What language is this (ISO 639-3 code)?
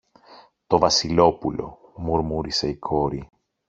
ell